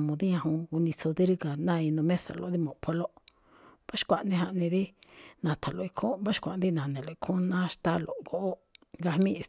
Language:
Malinaltepec Me'phaa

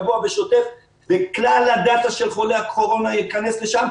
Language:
Hebrew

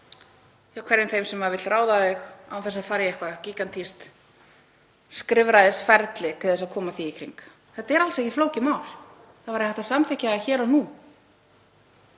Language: Icelandic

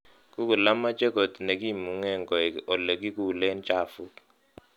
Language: Kalenjin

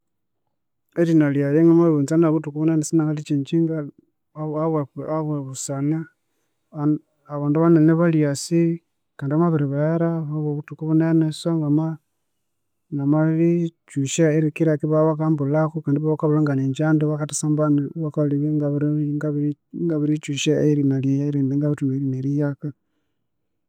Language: Konzo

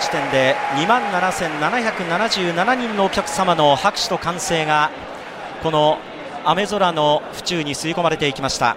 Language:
Japanese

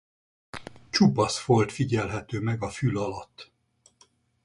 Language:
Hungarian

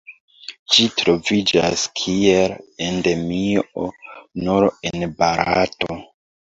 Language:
Esperanto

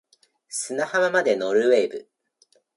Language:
Japanese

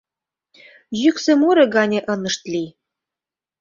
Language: Mari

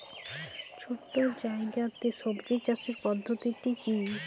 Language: Bangla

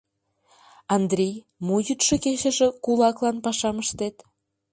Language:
Mari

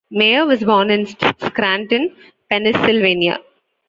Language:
English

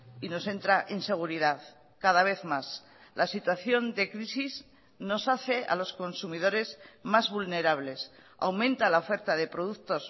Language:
Spanish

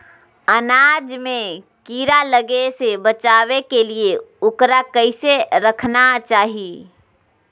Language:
Magahi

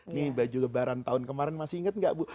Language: Indonesian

